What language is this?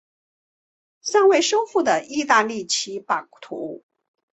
Chinese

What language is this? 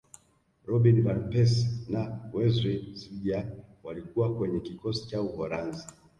Swahili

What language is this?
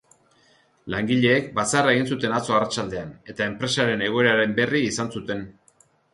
Basque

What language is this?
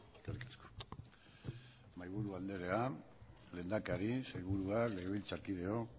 Basque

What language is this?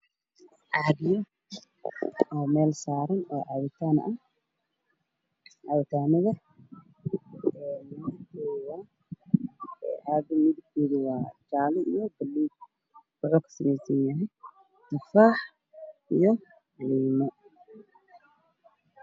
Somali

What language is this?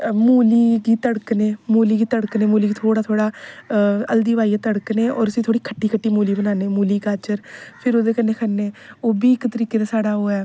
Dogri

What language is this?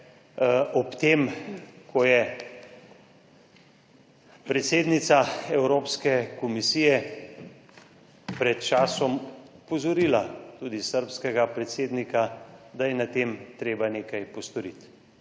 Slovenian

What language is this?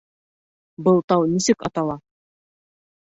Bashkir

